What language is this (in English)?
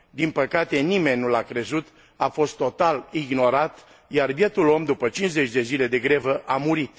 Romanian